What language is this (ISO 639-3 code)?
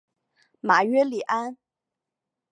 zho